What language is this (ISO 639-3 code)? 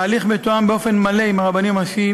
heb